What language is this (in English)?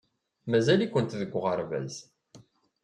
Kabyle